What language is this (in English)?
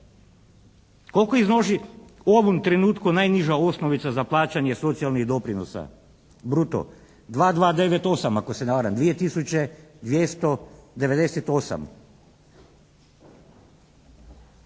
Croatian